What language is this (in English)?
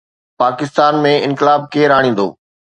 Sindhi